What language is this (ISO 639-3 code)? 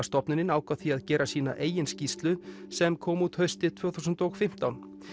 isl